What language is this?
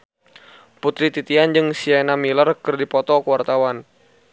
Sundanese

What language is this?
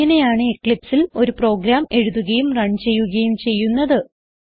Malayalam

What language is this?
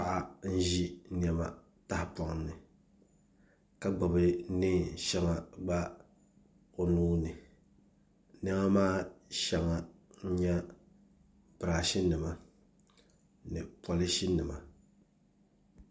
Dagbani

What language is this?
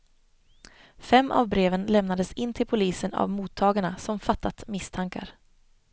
Swedish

